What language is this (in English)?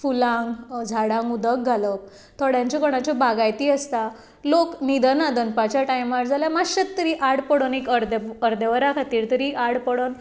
Konkani